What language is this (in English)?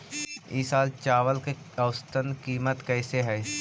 Magahi